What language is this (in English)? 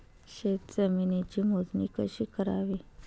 Marathi